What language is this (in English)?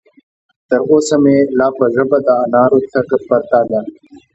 Pashto